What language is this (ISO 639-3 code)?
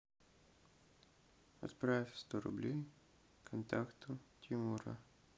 rus